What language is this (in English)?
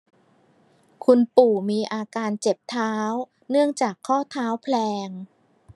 Thai